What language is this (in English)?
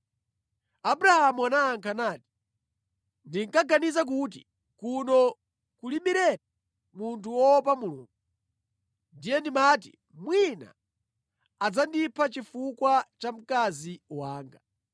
Nyanja